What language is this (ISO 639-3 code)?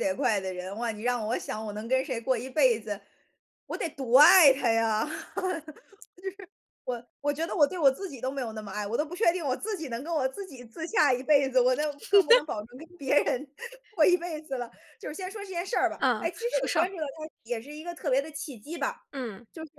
zho